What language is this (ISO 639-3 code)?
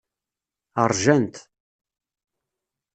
kab